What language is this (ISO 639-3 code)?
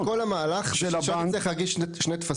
heb